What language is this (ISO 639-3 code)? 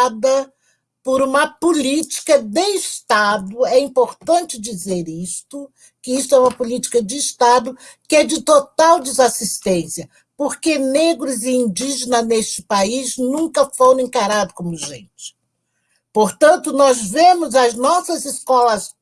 por